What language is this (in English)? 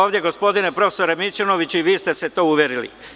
Serbian